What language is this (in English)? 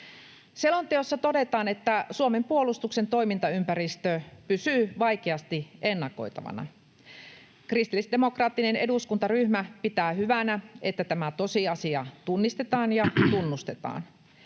Finnish